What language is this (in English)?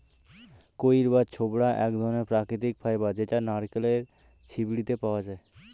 Bangla